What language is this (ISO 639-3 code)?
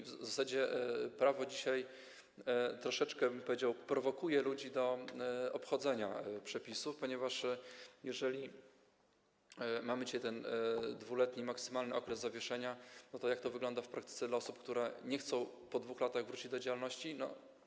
pol